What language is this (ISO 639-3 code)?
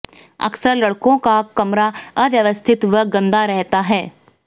hin